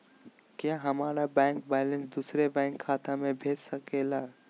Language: Magahi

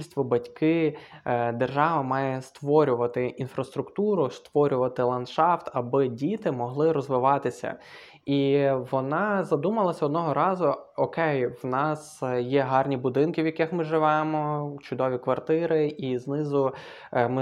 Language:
Ukrainian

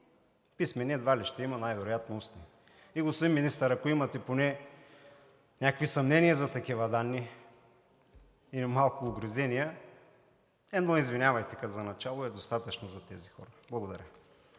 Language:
Bulgarian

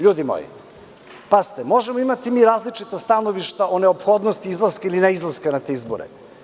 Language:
Serbian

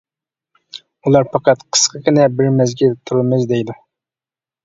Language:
Uyghur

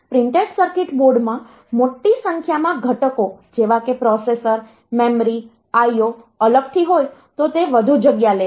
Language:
Gujarati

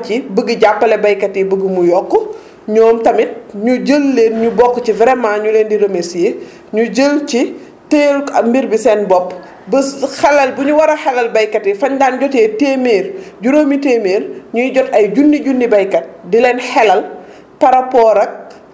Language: Wolof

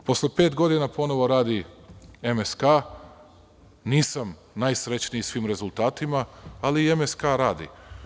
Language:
Serbian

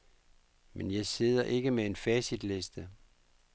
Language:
Danish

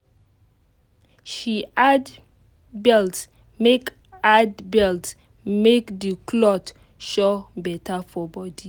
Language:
Nigerian Pidgin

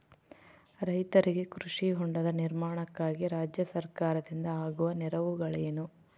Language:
Kannada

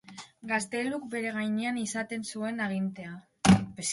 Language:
Basque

